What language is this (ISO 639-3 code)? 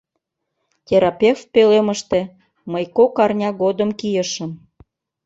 chm